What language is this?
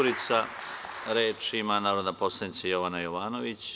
Serbian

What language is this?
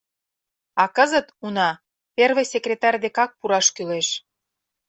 Mari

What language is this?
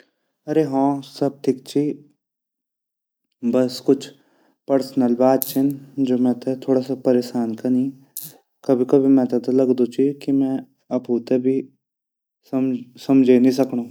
Garhwali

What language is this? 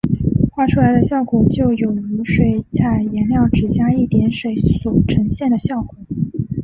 Chinese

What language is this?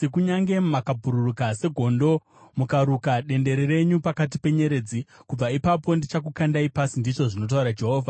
Shona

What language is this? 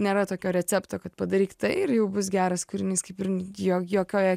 Lithuanian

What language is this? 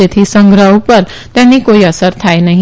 Gujarati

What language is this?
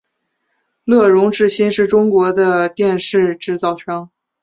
Chinese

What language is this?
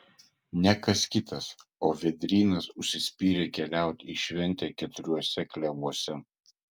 Lithuanian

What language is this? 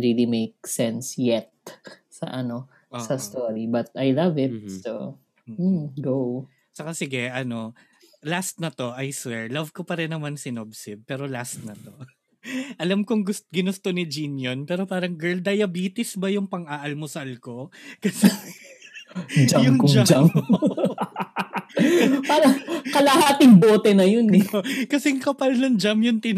Filipino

